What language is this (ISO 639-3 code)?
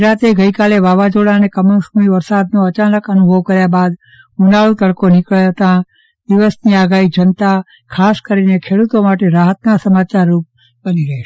guj